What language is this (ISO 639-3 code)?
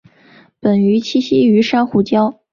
zho